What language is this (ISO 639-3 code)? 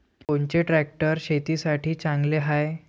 mar